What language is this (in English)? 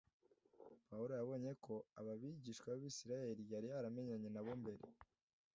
Kinyarwanda